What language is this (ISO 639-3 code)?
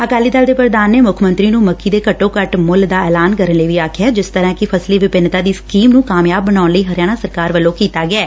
pan